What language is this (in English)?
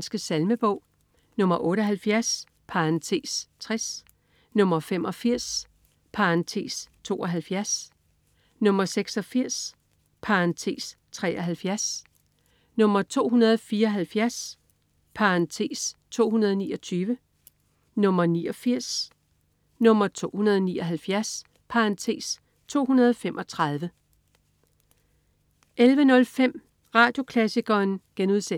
Danish